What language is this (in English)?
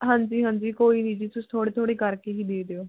Punjabi